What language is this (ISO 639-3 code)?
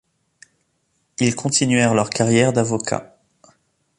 fra